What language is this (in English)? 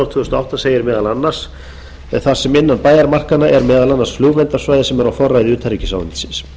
Icelandic